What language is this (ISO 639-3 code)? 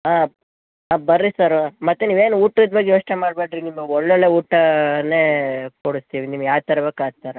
kan